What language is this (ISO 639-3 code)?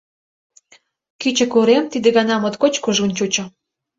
chm